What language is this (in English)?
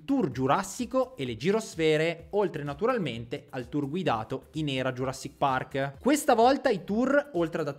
Italian